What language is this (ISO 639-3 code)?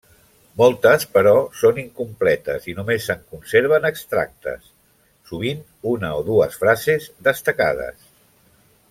cat